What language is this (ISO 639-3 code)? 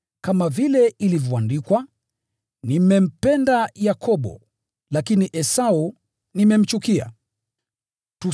swa